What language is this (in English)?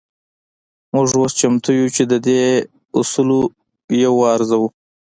Pashto